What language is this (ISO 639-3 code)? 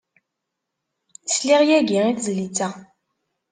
kab